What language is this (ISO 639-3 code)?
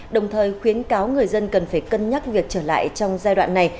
vie